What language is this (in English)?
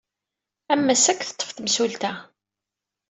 Kabyle